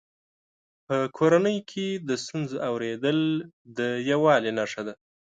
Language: Pashto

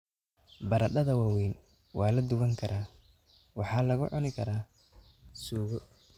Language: Somali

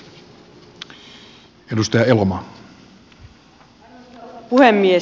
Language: Finnish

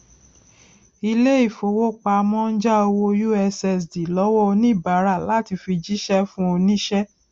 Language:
Yoruba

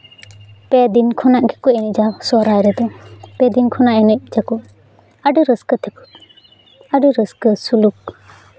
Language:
Santali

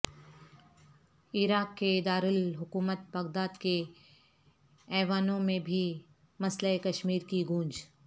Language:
Urdu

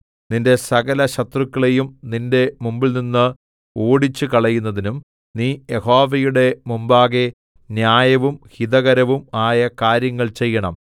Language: Malayalam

